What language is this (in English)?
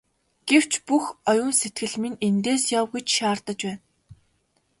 Mongolian